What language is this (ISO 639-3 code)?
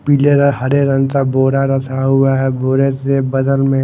hin